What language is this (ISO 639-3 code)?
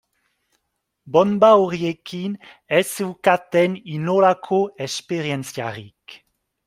eus